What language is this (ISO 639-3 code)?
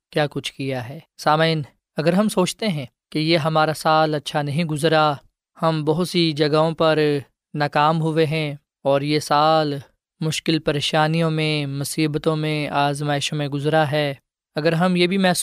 urd